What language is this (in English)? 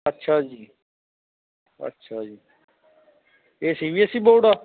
Punjabi